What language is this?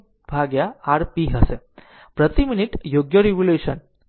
Gujarati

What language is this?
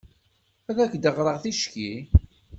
Kabyle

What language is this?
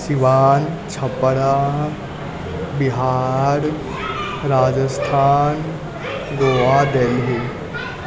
Maithili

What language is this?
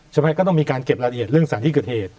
Thai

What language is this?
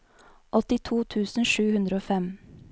Norwegian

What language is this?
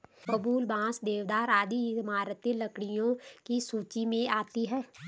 Hindi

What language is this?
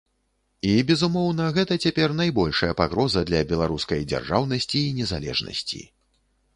Belarusian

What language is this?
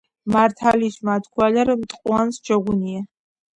Georgian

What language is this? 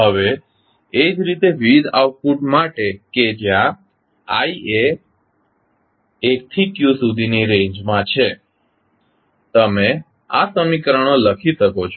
Gujarati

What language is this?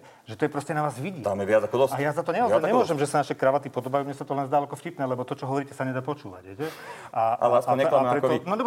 Slovak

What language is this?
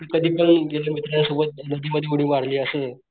Marathi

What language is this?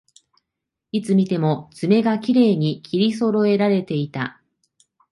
Japanese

